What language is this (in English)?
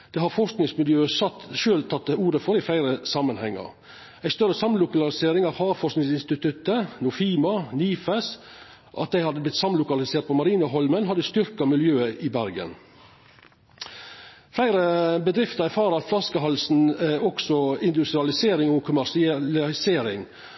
Norwegian Nynorsk